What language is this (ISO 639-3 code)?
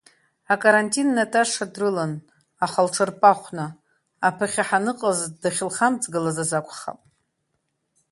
abk